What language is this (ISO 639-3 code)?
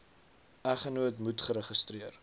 afr